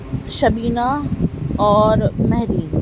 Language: Urdu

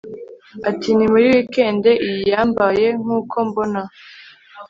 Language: Kinyarwanda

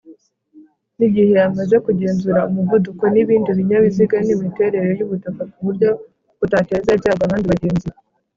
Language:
Kinyarwanda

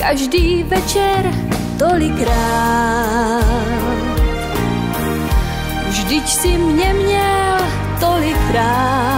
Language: Romanian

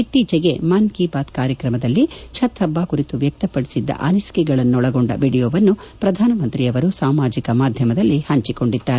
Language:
Kannada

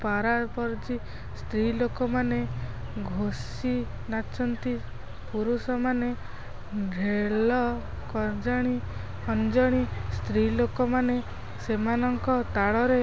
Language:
Odia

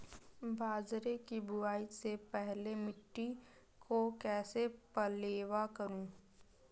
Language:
Hindi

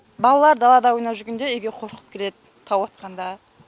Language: Kazakh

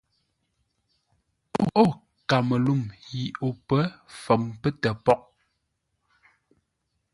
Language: Ngombale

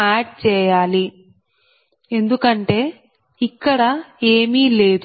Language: Telugu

